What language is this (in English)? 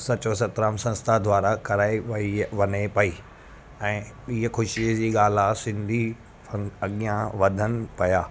Sindhi